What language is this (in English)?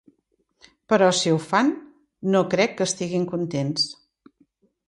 Catalan